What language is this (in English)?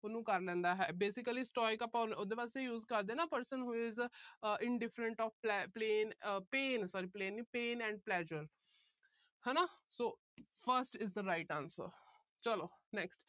Punjabi